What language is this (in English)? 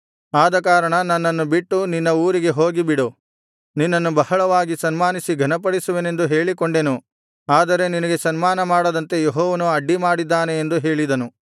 Kannada